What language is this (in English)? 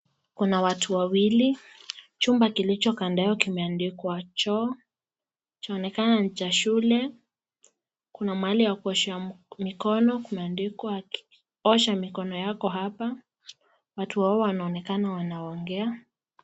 Swahili